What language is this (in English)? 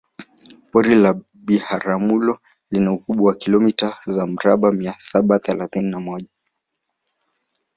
Swahili